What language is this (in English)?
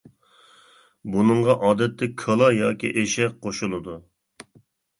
Uyghur